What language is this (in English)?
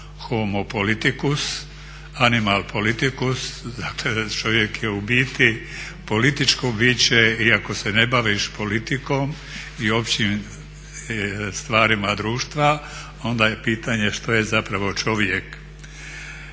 Croatian